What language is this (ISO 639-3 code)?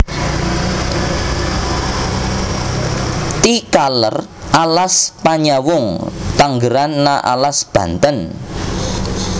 jav